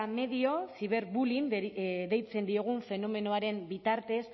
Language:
Basque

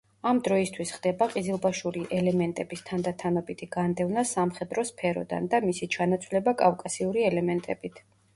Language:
Georgian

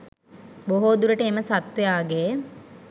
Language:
Sinhala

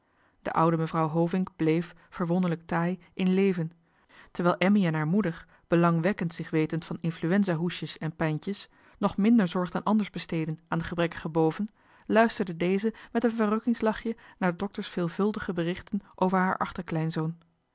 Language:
Dutch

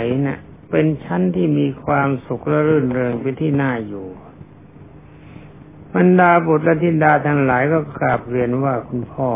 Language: Thai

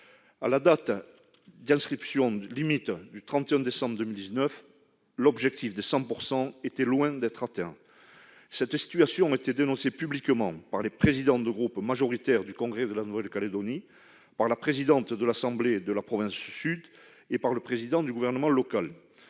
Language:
French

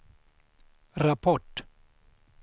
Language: Swedish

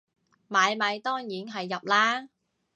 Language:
Cantonese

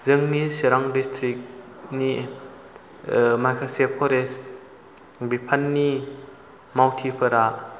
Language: Bodo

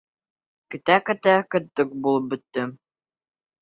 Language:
Bashkir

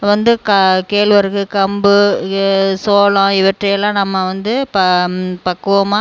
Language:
Tamil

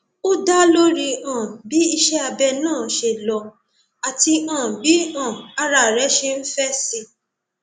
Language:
Yoruba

